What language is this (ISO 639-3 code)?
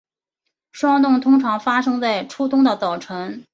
zho